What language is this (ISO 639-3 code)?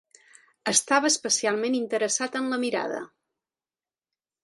cat